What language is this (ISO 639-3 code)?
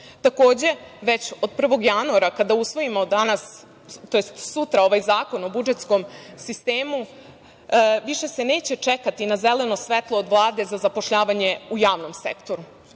srp